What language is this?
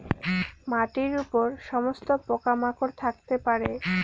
Bangla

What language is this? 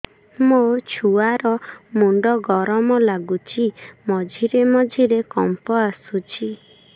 Odia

